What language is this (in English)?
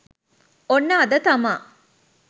Sinhala